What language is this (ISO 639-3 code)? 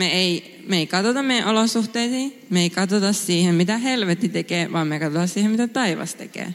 fin